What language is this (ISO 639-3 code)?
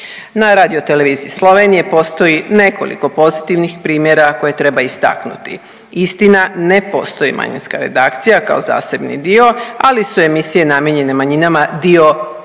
hrv